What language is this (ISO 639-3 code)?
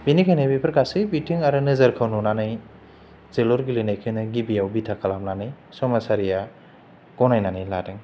brx